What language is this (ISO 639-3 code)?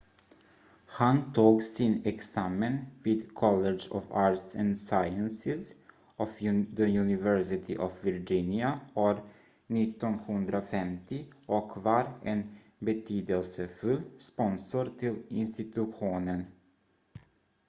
swe